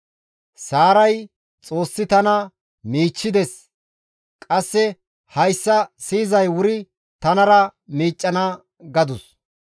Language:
Gamo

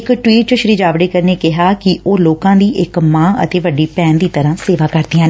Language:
Punjabi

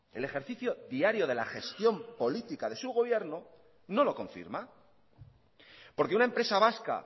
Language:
Spanish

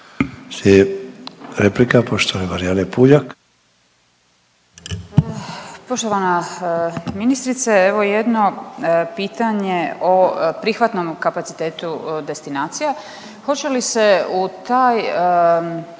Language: Croatian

